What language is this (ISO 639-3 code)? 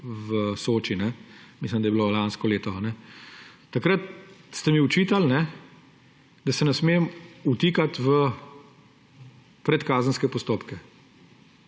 slv